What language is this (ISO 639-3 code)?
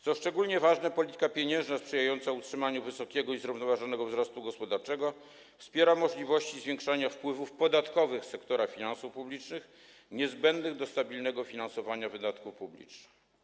pol